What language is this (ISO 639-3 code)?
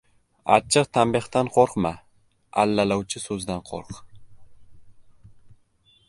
uzb